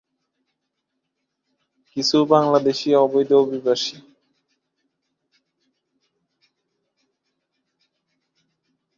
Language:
Bangla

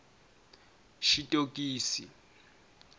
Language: Tsonga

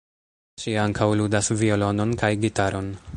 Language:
Esperanto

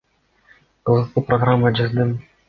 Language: Kyrgyz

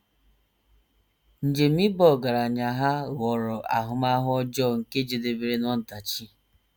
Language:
Igbo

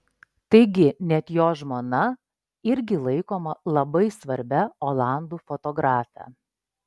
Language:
Lithuanian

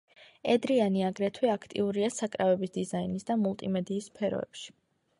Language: Georgian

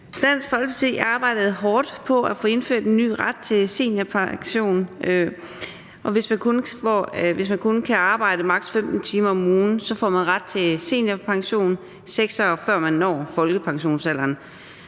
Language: Danish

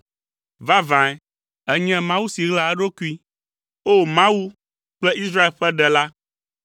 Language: Ewe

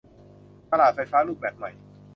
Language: Thai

